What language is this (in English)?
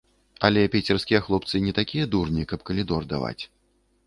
Belarusian